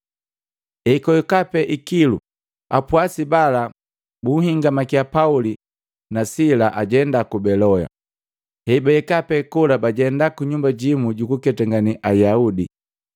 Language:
Matengo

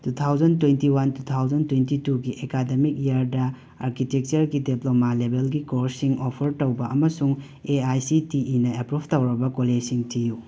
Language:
Manipuri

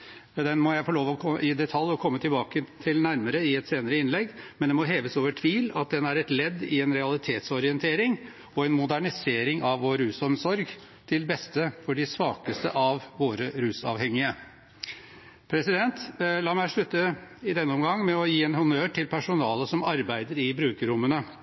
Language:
Norwegian Bokmål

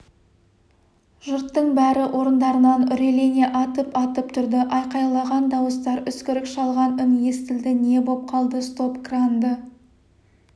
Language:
Kazakh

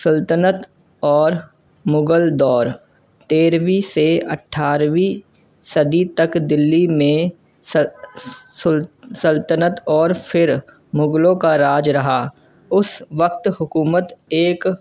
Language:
Urdu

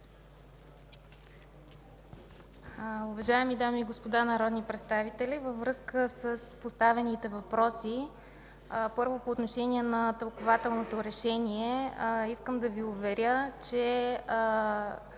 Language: Bulgarian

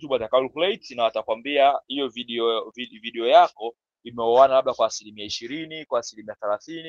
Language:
Swahili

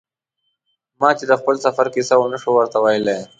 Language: Pashto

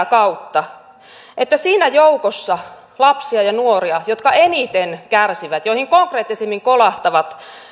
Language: Finnish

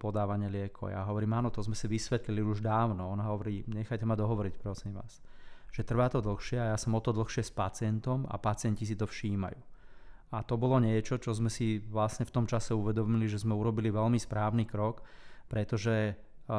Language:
Slovak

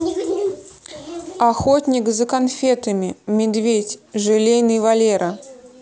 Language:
Russian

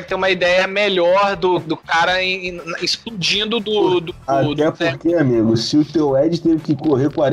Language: Portuguese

